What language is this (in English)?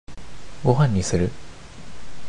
Japanese